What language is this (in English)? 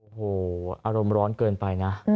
Thai